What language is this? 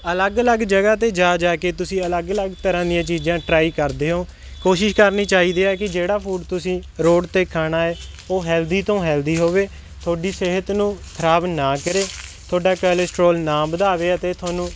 Punjabi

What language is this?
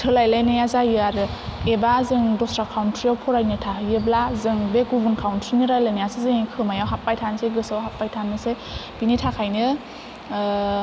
Bodo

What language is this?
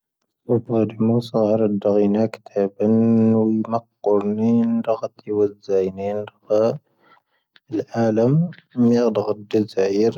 Tahaggart Tamahaq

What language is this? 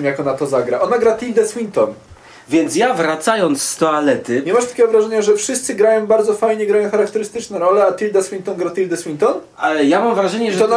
Polish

